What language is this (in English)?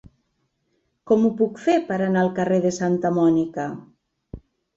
Catalan